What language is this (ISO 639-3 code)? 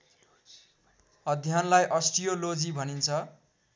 nep